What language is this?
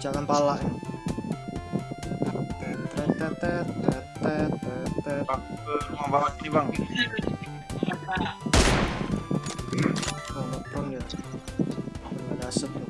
Indonesian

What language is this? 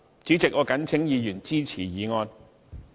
Cantonese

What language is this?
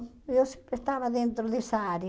Portuguese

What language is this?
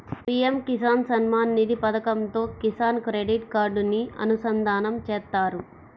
Telugu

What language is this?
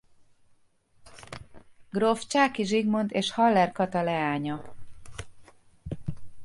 Hungarian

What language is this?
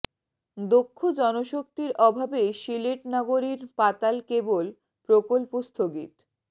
Bangla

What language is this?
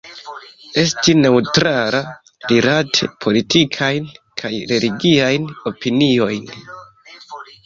Esperanto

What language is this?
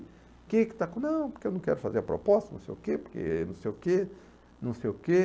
Portuguese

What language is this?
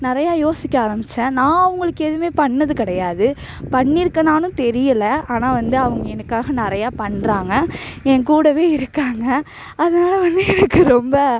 Tamil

